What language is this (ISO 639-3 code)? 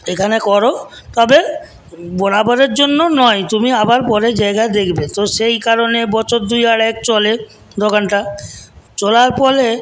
ben